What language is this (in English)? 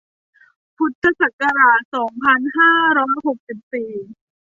Thai